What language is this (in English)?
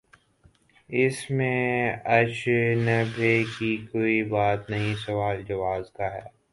Urdu